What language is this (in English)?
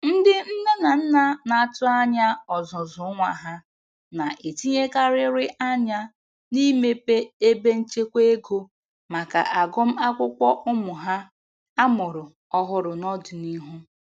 Igbo